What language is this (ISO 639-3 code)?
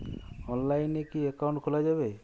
ben